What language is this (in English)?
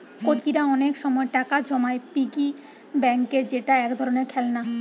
Bangla